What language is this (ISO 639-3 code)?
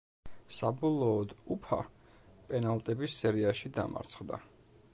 kat